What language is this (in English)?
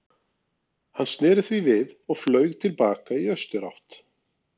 Icelandic